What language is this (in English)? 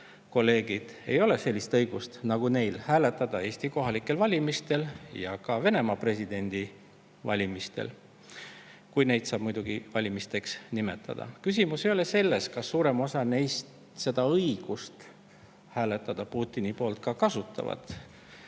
Estonian